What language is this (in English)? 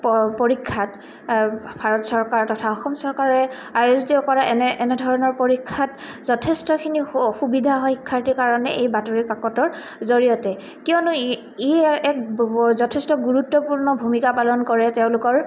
Assamese